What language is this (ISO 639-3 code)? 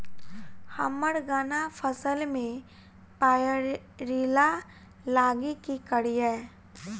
mai